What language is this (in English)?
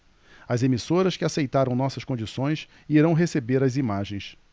Portuguese